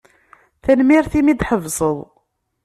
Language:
Kabyle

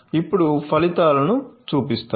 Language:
Telugu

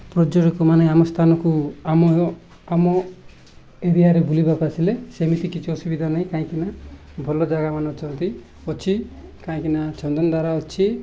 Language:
Odia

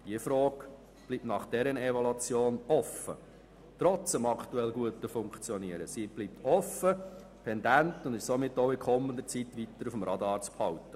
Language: Swiss German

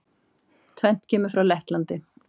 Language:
Icelandic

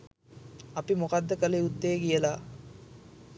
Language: Sinhala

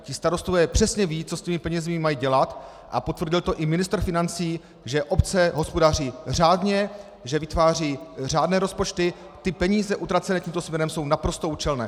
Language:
Czech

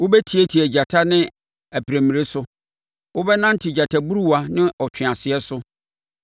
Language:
Akan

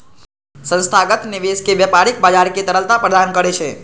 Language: Maithili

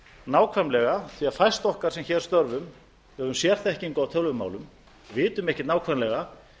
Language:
Icelandic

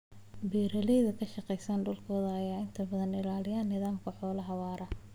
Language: Somali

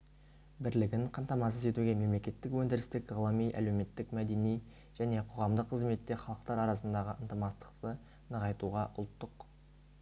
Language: Kazakh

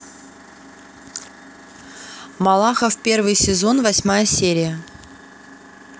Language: Russian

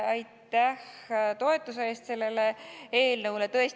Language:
Estonian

